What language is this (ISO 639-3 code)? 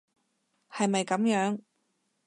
yue